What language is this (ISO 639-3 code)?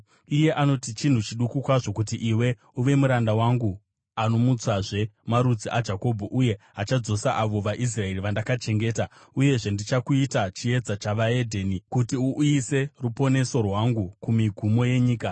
sna